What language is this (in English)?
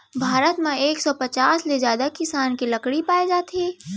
Chhattisgarhi